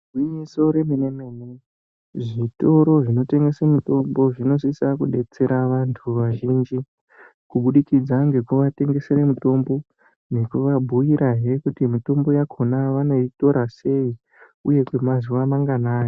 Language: Ndau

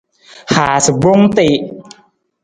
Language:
Nawdm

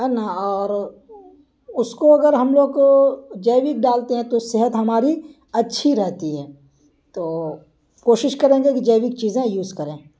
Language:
Urdu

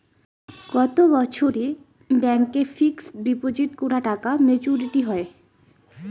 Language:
Bangla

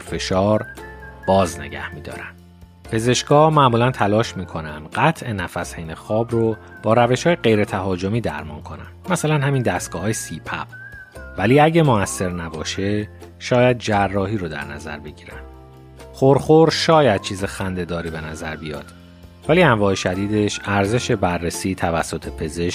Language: Persian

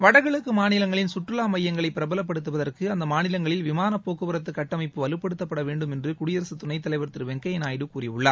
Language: Tamil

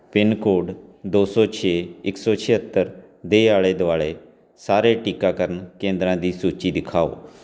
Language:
Punjabi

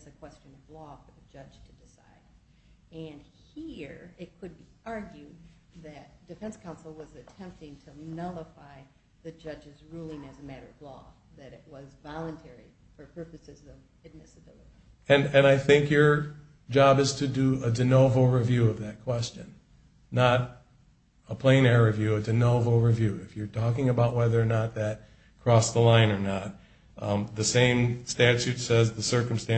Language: English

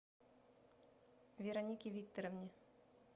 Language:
Russian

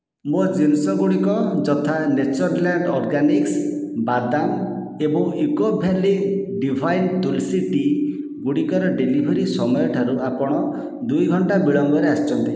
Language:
Odia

